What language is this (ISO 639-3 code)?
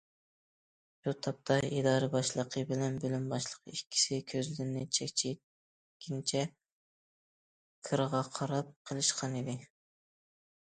uig